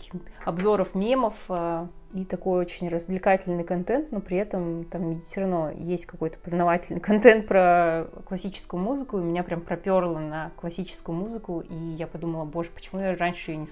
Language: Russian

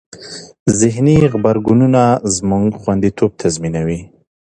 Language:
Pashto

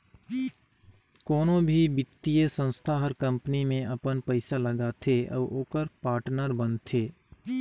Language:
Chhattisgarhi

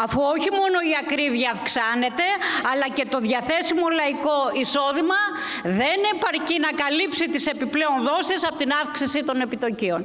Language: Greek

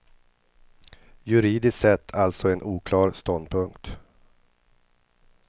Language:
Swedish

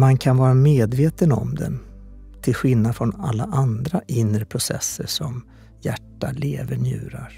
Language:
Swedish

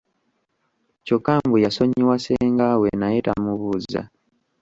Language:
Ganda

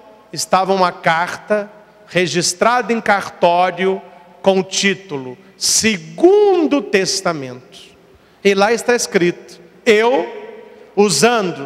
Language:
Portuguese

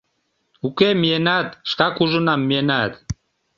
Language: Mari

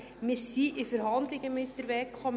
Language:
Swiss German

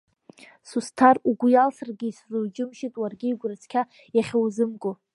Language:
Abkhazian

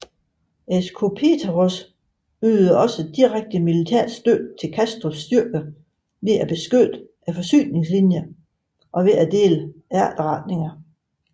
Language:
Danish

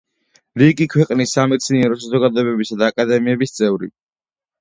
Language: Georgian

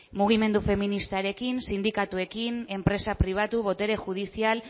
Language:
Basque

